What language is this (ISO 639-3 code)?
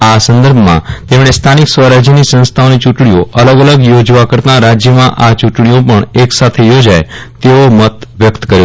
guj